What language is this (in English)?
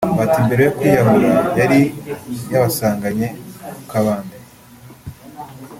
Kinyarwanda